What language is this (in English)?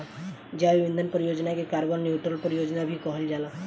Bhojpuri